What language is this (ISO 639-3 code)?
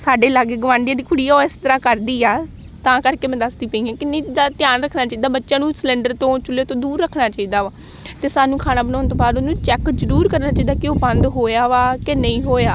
pan